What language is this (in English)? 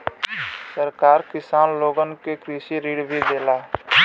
Bhojpuri